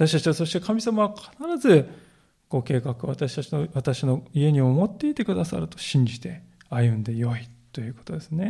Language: Japanese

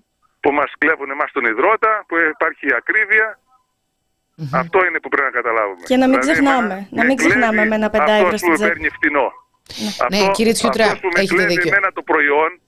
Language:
Greek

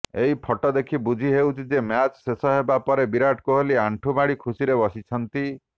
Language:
Odia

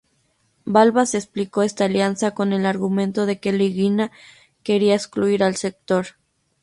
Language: Spanish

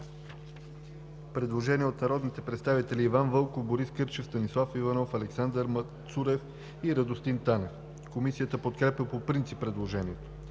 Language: Bulgarian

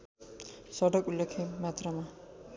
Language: Nepali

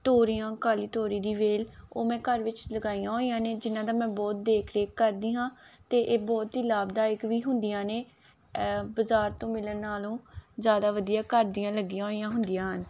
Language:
Punjabi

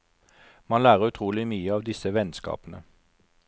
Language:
Norwegian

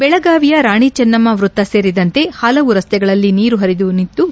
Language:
Kannada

